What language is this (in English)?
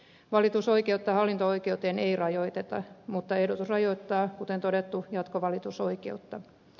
Finnish